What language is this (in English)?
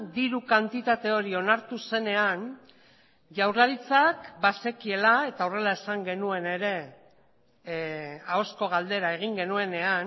Basque